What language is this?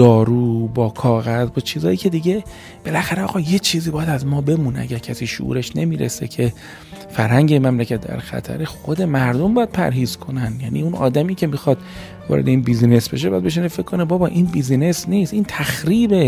Persian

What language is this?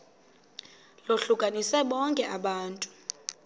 Xhosa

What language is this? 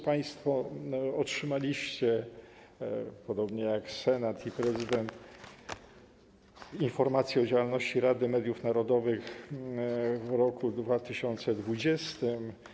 Polish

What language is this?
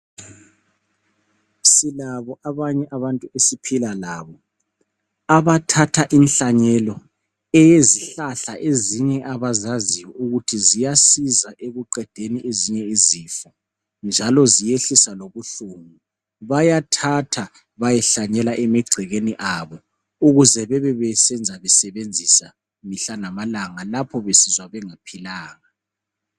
North Ndebele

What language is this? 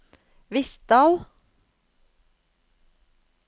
Norwegian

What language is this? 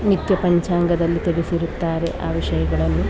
Kannada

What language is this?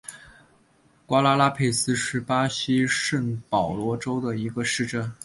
Chinese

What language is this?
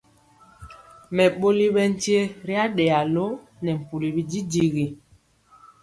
Mpiemo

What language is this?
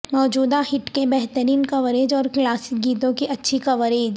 Urdu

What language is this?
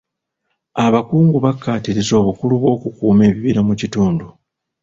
Ganda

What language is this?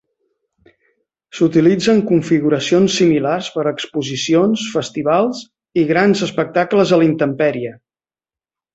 Catalan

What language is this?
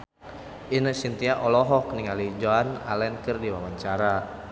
Sundanese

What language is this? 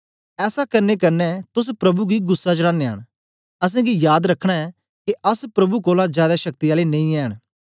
Dogri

